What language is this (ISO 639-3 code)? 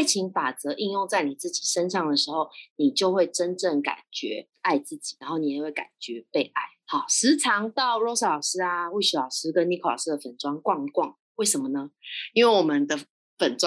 zho